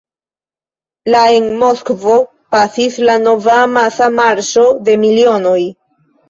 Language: Esperanto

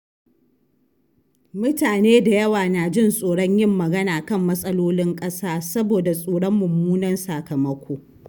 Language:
Hausa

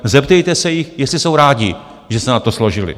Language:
Czech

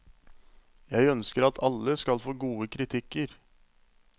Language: Norwegian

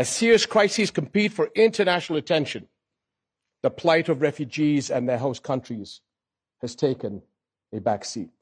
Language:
Arabic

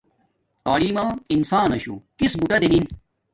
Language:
Domaaki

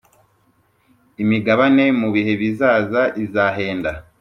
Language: Kinyarwanda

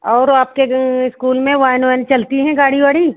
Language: Hindi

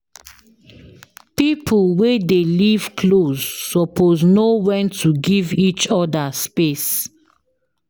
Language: Nigerian Pidgin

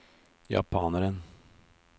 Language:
Norwegian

